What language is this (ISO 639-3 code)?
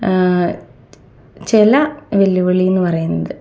mal